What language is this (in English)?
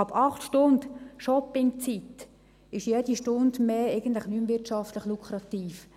Swiss German